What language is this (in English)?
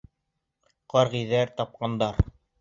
Bashkir